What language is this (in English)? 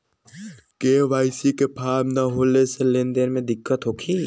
Bhojpuri